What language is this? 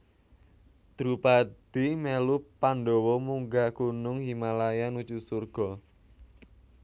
Javanese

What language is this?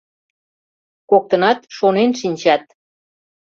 Mari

